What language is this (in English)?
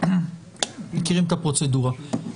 Hebrew